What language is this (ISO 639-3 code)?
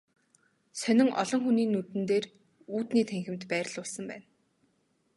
mon